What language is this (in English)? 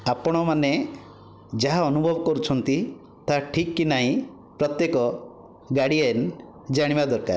Odia